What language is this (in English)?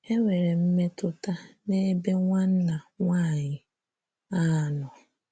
Igbo